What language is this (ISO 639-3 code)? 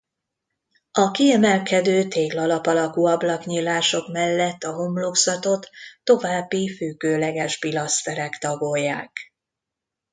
hun